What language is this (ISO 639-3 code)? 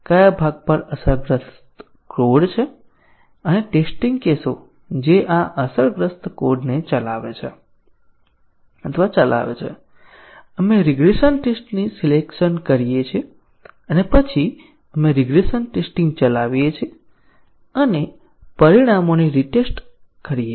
guj